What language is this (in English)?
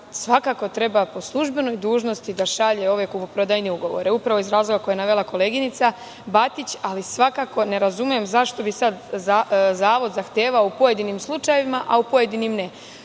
Serbian